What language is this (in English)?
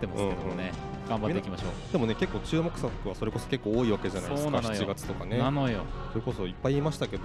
Japanese